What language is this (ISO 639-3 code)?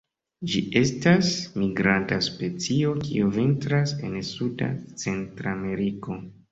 epo